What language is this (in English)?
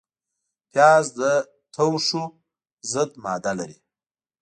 Pashto